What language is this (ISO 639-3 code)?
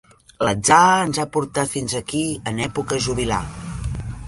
cat